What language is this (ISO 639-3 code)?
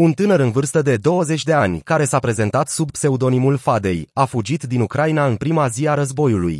ron